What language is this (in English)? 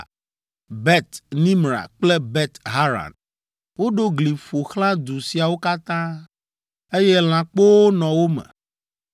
Ewe